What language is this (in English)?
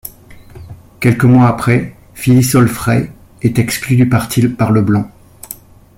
French